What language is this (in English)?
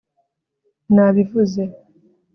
Kinyarwanda